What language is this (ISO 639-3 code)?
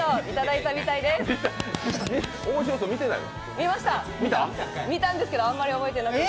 jpn